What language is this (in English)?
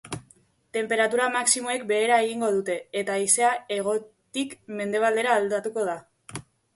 Basque